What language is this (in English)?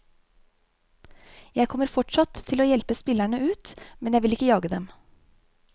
Norwegian